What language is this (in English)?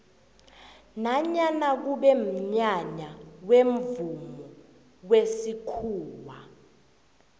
South Ndebele